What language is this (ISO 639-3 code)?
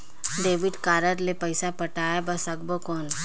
hne